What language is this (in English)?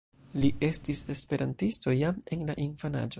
Esperanto